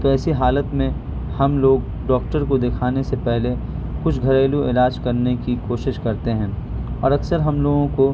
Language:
Urdu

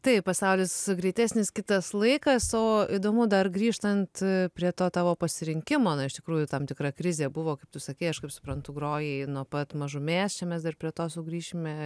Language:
Lithuanian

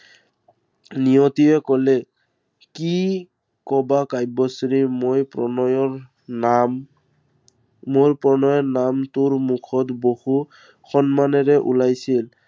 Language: Assamese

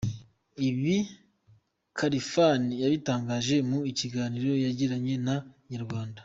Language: Kinyarwanda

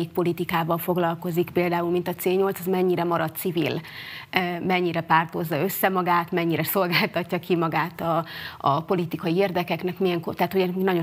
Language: Hungarian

